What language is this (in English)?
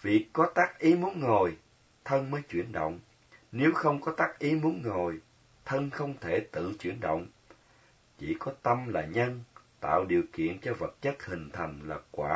Vietnamese